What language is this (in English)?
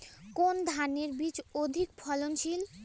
Bangla